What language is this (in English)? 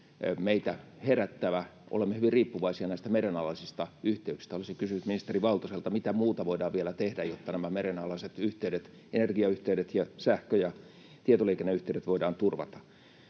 Finnish